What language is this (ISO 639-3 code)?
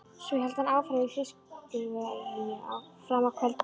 isl